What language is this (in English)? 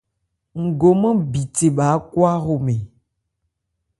Ebrié